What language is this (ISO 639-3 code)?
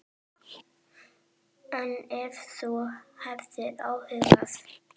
isl